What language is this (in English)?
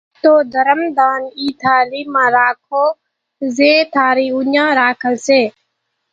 Kachi Koli